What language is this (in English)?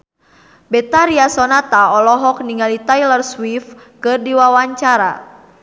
Sundanese